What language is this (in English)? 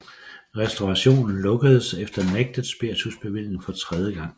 Danish